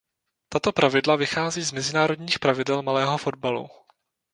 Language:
Czech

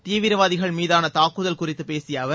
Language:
Tamil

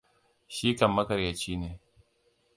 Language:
Hausa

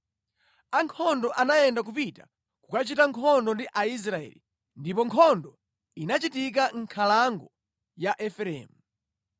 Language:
Nyanja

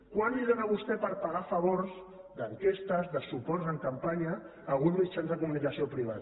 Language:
Catalan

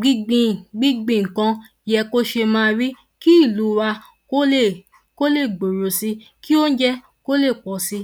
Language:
Yoruba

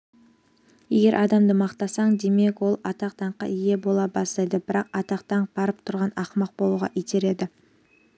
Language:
Kazakh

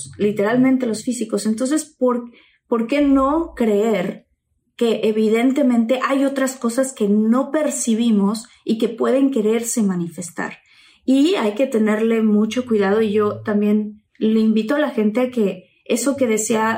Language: Spanish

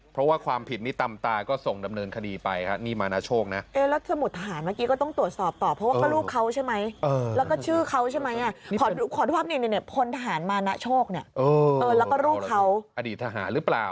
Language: Thai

